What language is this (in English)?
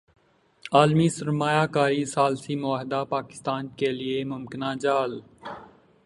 Urdu